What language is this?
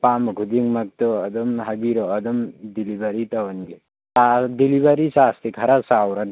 Manipuri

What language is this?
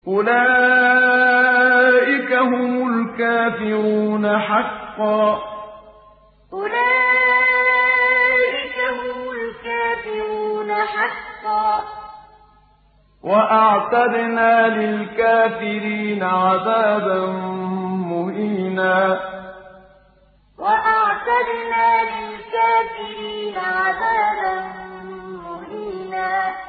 Arabic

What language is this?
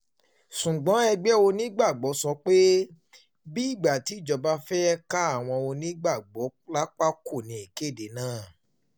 Yoruba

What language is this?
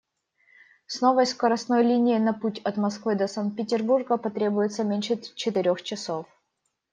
Russian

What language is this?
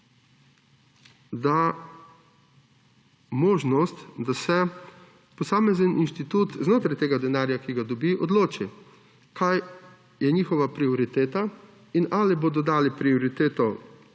Slovenian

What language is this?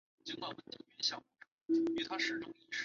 Chinese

